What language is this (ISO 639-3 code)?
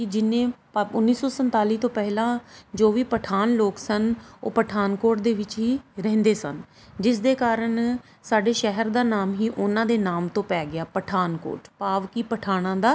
pan